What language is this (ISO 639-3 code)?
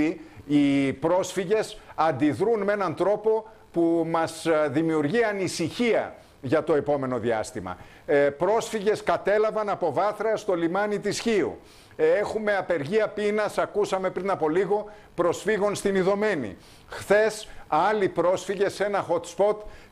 ell